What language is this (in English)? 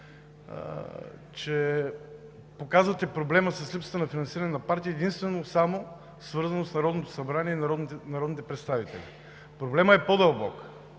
Bulgarian